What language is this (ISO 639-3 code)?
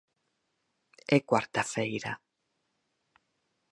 glg